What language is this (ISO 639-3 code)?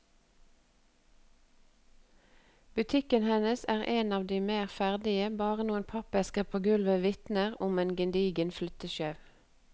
nor